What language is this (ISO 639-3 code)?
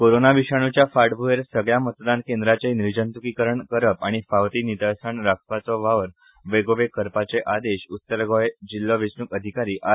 kok